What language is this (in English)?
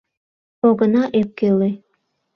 Mari